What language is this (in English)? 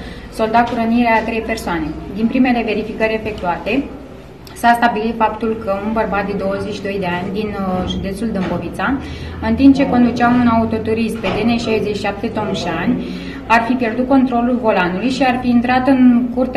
Romanian